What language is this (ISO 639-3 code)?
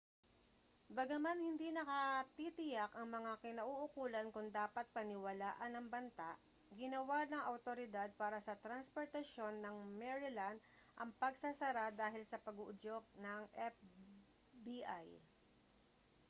fil